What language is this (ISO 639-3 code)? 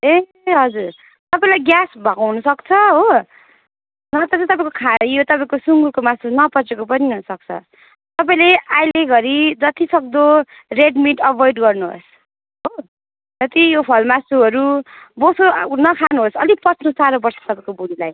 nep